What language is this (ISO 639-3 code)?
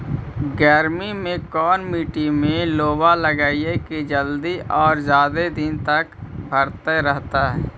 mag